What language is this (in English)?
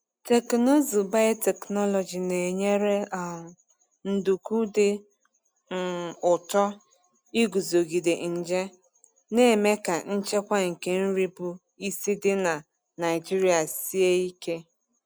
Igbo